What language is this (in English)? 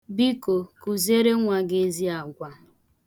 Igbo